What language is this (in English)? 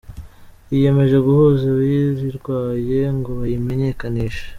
Kinyarwanda